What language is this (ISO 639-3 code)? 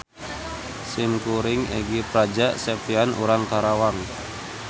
sun